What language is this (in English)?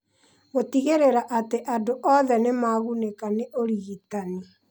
Kikuyu